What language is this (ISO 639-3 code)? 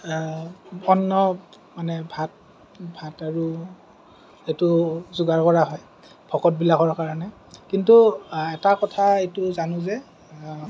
asm